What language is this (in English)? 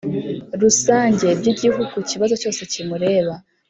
Kinyarwanda